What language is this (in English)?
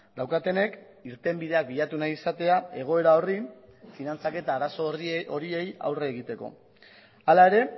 Basque